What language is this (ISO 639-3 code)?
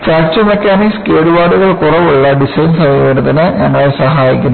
mal